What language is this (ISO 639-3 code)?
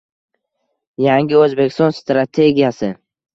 uzb